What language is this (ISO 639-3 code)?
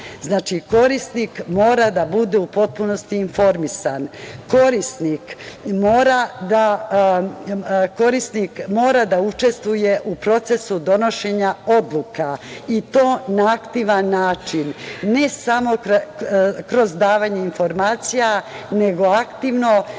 srp